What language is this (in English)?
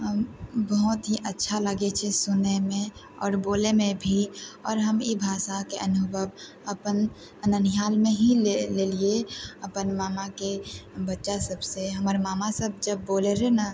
Maithili